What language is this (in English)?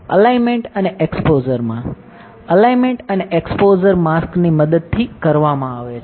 Gujarati